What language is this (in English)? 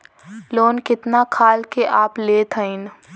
Bhojpuri